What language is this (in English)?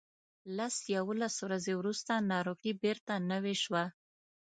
Pashto